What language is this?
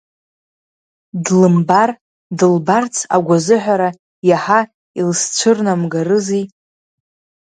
Abkhazian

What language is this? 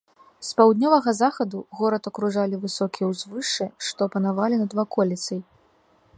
Belarusian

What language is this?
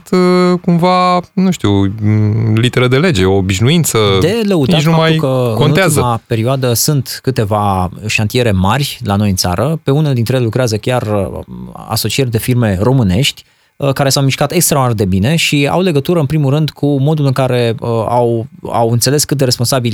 Romanian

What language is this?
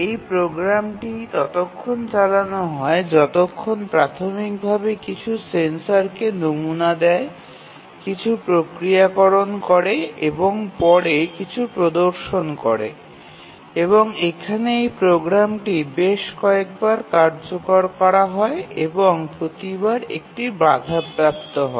Bangla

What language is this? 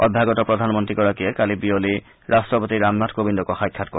Assamese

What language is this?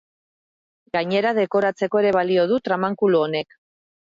Basque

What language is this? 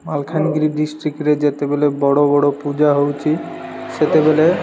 Odia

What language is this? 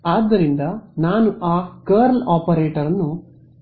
Kannada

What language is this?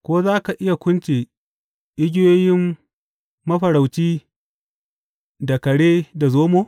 Hausa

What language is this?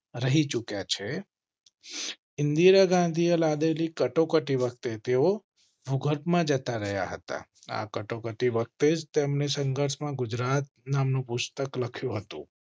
Gujarati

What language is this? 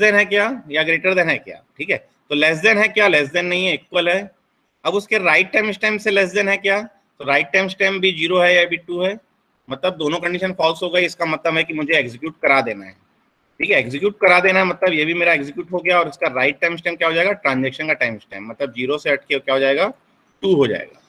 Hindi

